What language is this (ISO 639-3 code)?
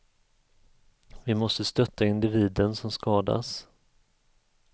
swe